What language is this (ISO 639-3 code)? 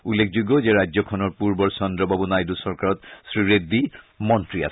asm